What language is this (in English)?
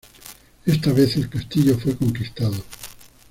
Spanish